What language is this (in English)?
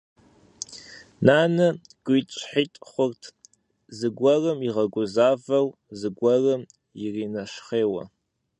Kabardian